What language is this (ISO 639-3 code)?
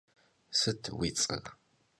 kbd